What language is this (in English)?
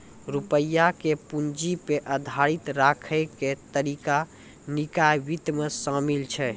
Maithili